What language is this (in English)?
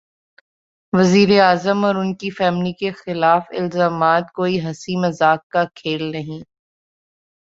Urdu